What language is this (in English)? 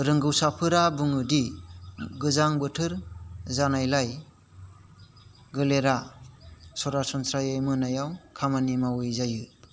Bodo